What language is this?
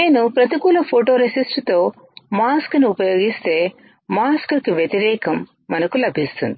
Telugu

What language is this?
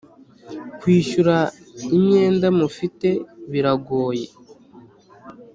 Kinyarwanda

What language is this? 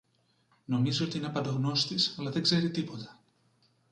Greek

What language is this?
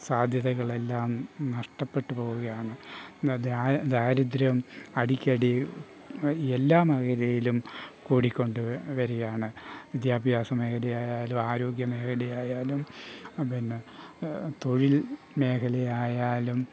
Malayalam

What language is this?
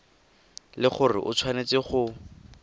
Tswana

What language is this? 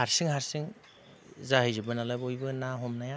Bodo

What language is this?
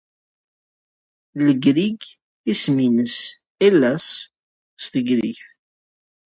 Kabyle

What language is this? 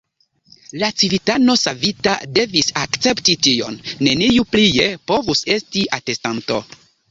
Esperanto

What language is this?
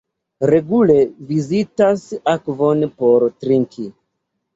Esperanto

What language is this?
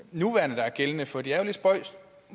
Danish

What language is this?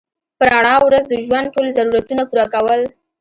Pashto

